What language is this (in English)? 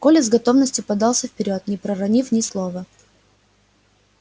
Russian